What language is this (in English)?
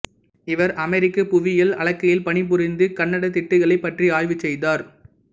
Tamil